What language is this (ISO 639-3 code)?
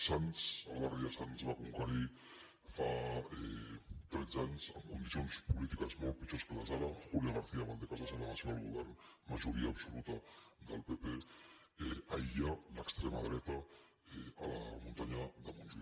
cat